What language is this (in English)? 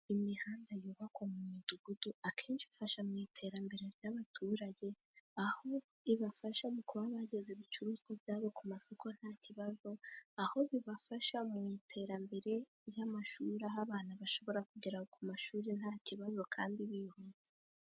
Kinyarwanda